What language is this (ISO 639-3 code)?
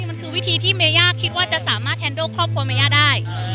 tha